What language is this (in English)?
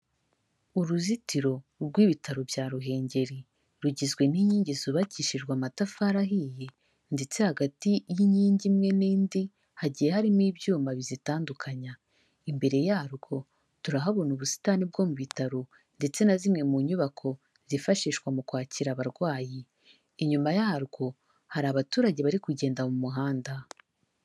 Kinyarwanda